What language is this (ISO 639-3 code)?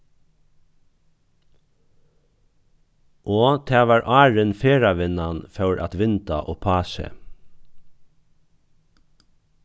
fao